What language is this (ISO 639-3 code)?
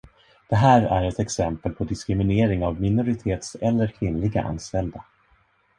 swe